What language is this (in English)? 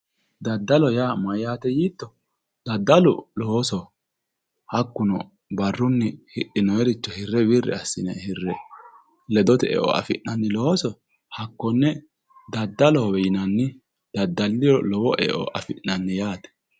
Sidamo